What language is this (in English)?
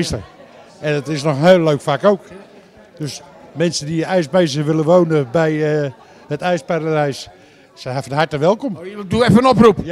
Dutch